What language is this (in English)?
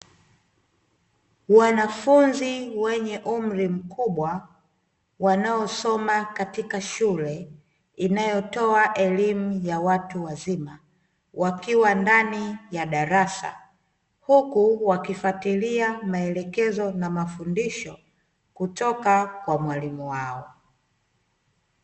Swahili